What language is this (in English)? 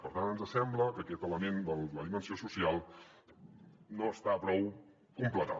Catalan